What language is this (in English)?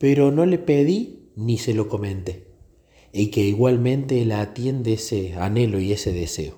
Spanish